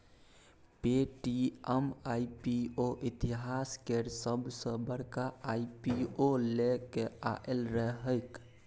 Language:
Maithili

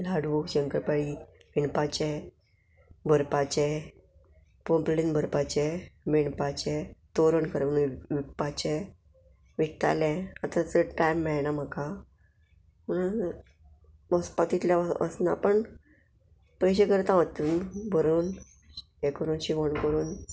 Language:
Konkani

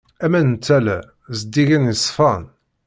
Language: Kabyle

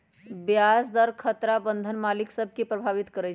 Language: Magahi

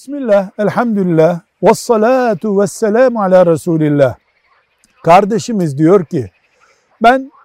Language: Turkish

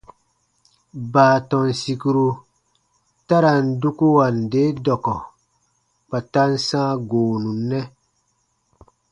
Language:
Baatonum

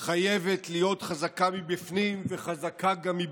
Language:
Hebrew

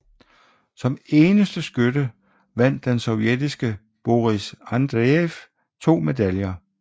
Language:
Danish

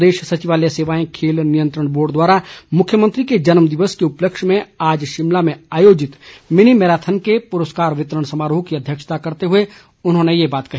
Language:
Hindi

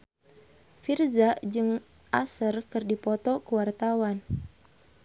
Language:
Sundanese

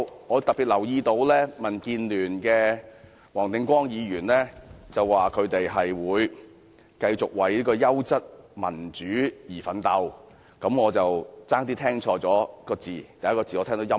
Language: Cantonese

